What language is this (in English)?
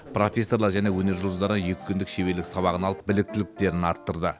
Kazakh